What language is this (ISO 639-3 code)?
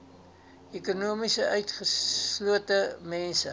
afr